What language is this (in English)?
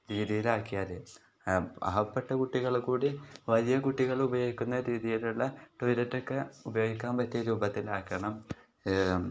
Malayalam